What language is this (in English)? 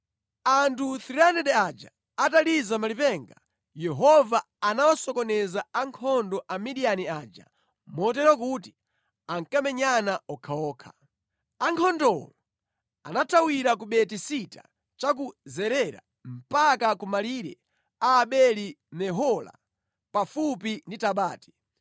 Nyanja